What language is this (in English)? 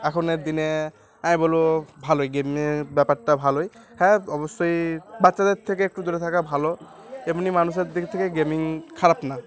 Bangla